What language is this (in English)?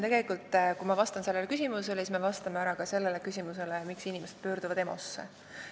Estonian